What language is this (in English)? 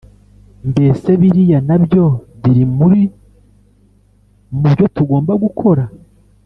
Kinyarwanda